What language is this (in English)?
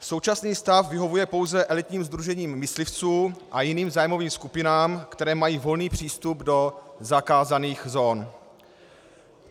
Czech